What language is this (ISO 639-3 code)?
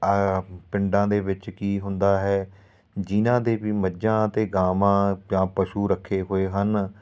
pan